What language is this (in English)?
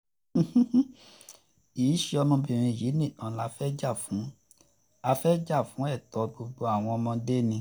Yoruba